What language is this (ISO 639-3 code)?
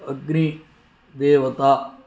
san